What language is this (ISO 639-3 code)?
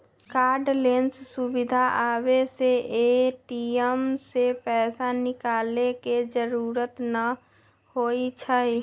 mag